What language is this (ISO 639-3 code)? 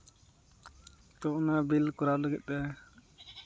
sat